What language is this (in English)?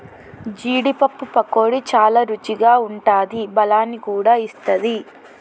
Telugu